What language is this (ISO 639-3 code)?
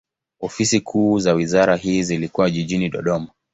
swa